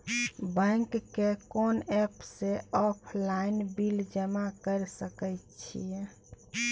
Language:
Maithili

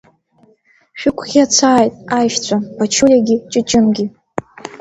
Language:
Abkhazian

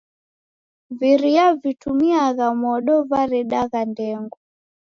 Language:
Taita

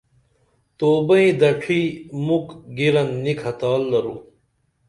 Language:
Dameli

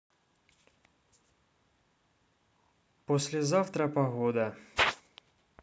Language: Russian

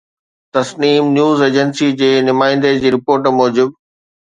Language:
Sindhi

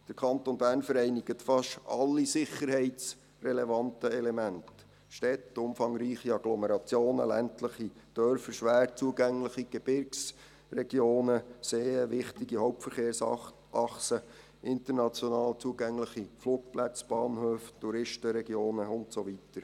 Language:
Swiss German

